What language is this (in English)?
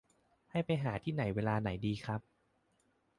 Thai